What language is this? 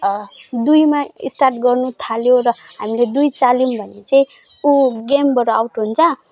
Nepali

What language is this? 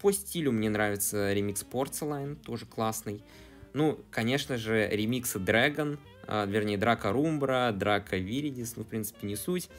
Russian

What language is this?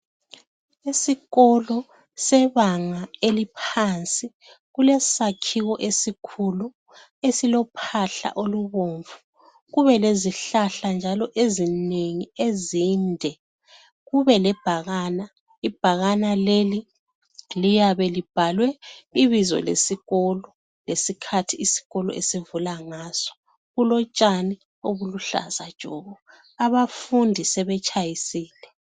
North Ndebele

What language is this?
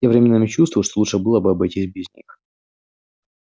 Russian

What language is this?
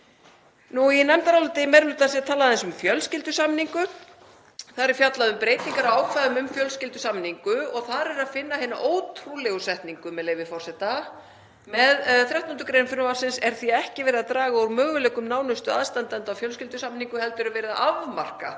Icelandic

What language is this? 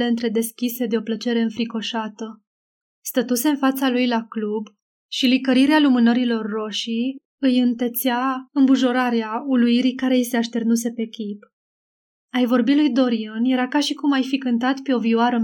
Romanian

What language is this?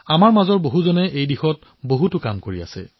Assamese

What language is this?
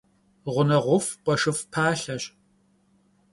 Kabardian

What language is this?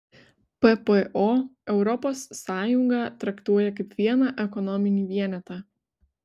Lithuanian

